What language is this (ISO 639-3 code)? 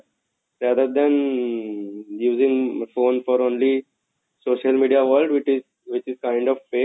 ori